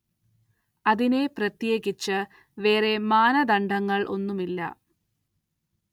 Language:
Malayalam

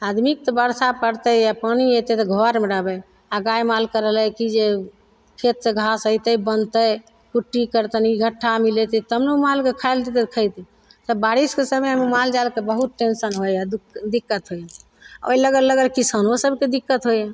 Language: Maithili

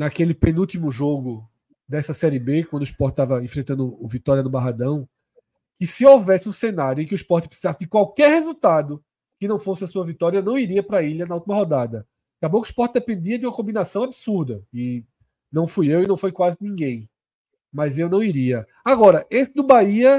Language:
Portuguese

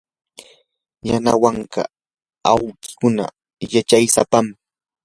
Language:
Yanahuanca Pasco Quechua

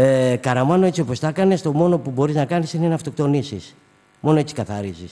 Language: Greek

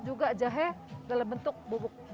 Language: Indonesian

